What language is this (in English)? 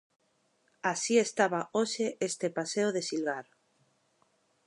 Galician